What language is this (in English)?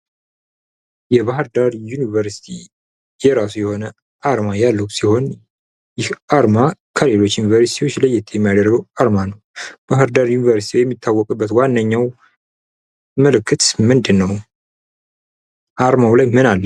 Amharic